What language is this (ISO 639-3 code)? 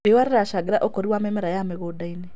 kik